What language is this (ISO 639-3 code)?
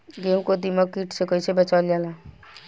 bho